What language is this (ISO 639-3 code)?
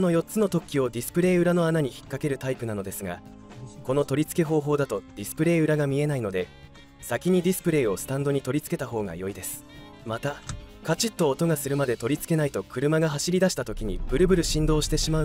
jpn